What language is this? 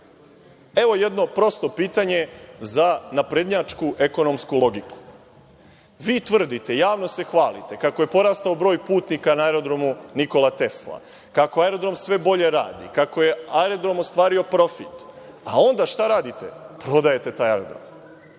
Serbian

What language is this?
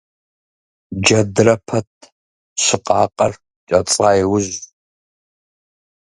Kabardian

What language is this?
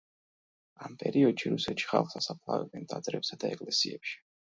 Georgian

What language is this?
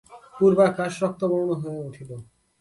Bangla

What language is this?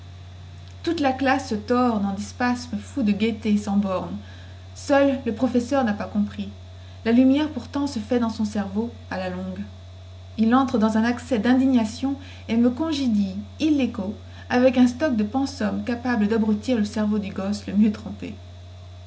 French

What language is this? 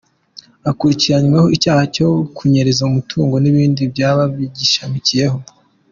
Kinyarwanda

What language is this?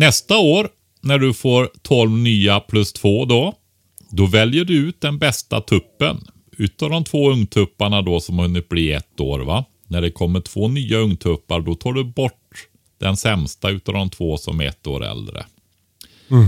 Swedish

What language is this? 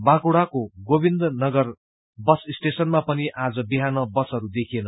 Nepali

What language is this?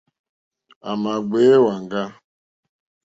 Mokpwe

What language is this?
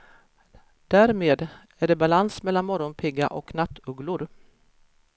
Swedish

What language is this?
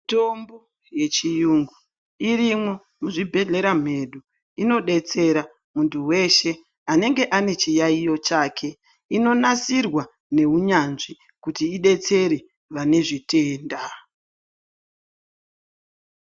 Ndau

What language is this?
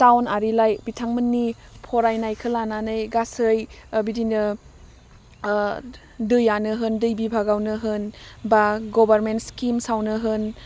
Bodo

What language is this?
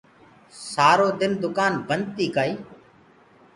Gurgula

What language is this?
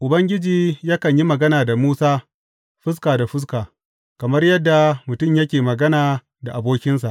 Hausa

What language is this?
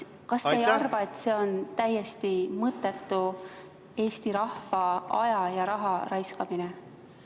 Estonian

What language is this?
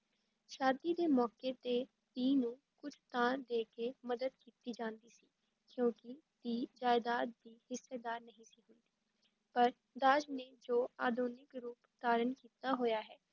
Punjabi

